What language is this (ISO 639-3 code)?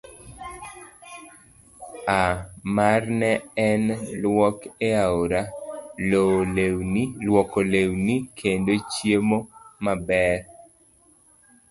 luo